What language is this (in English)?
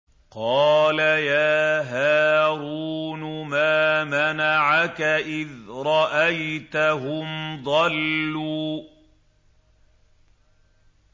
Arabic